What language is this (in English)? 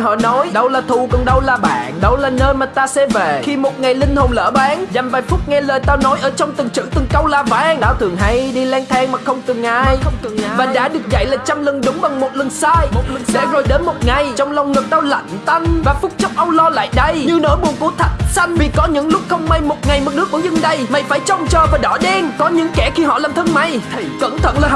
Vietnamese